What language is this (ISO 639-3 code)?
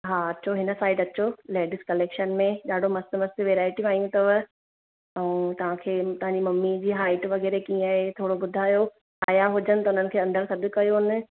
snd